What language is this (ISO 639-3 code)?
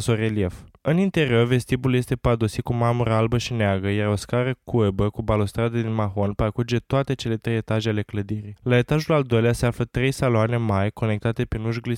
ron